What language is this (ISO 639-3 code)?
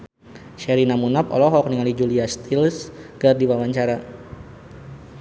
sun